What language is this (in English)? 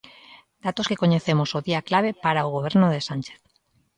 Galician